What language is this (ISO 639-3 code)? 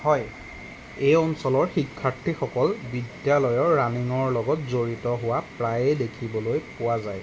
asm